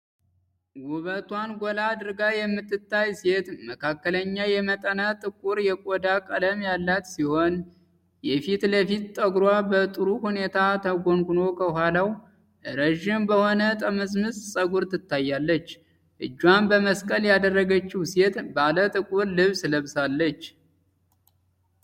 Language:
Amharic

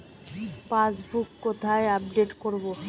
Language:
Bangla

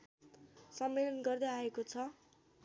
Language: Nepali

